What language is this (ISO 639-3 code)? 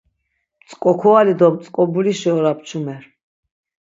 lzz